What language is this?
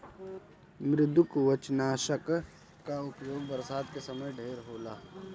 Bhojpuri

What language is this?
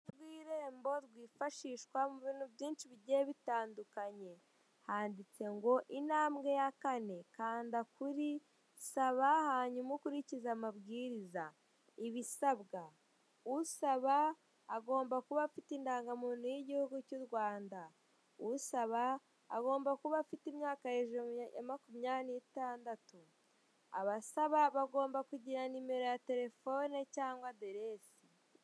Kinyarwanda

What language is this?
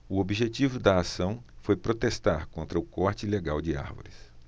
Portuguese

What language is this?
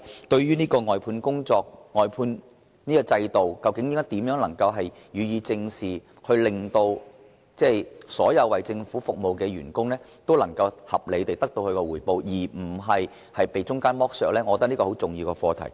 Cantonese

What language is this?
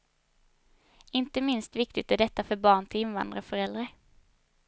Swedish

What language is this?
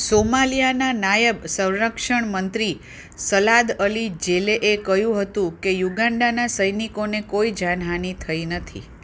Gujarati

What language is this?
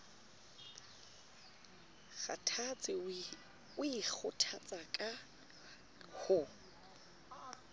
Southern Sotho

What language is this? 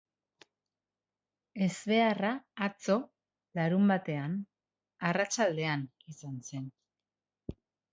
Basque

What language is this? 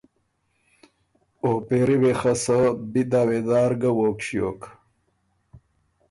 Ormuri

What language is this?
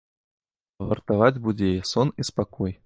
Belarusian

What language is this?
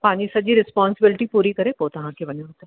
Sindhi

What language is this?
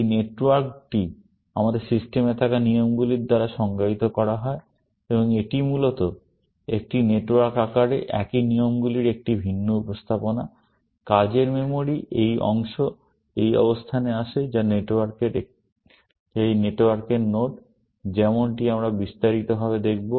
Bangla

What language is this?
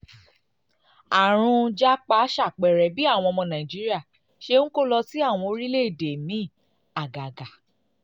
Yoruba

